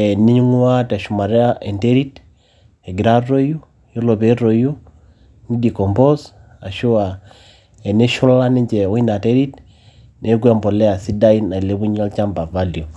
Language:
Masai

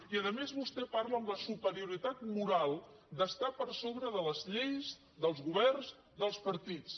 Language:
Catalan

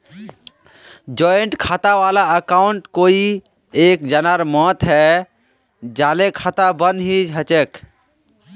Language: Magahi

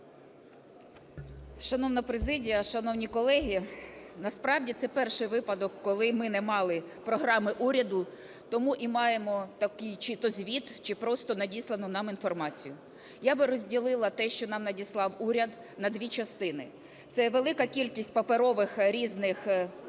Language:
Ukrainian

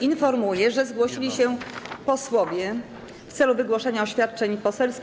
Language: Polish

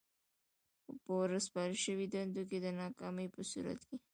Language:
Pashto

